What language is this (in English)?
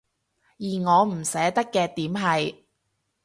Cantonese